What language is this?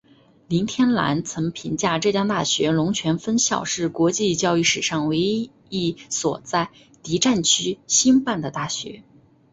Chinese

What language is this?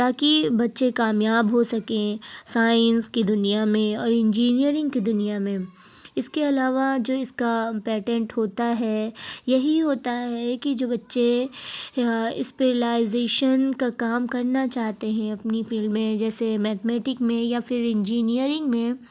Urdu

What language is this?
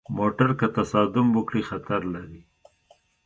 Pashto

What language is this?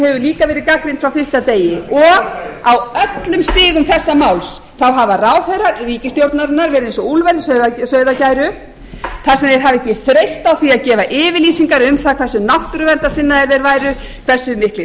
Icelandic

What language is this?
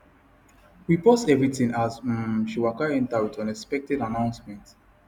Nigerian Pidgin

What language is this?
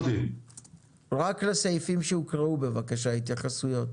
Hebrew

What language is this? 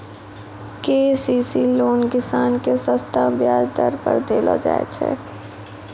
Maithili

